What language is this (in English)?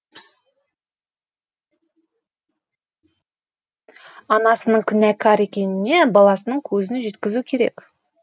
Kazakh